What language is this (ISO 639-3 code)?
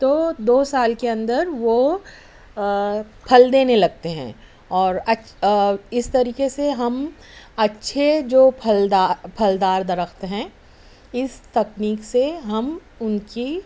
urd